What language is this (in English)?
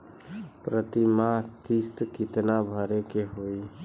Bhojpuri